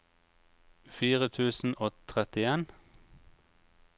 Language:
Norwegian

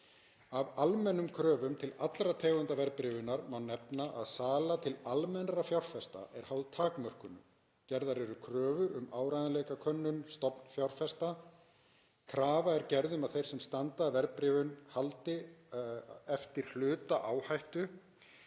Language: Icelandic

